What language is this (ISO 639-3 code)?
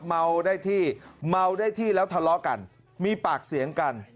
tha